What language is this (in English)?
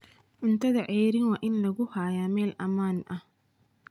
Somali